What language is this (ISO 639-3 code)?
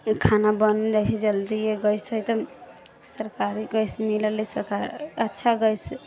mai